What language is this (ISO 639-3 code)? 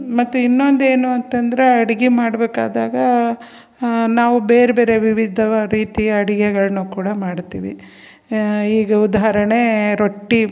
kan